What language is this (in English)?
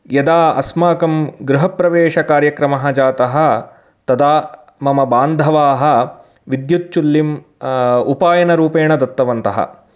Sanskrit